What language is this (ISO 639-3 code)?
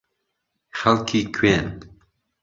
ckb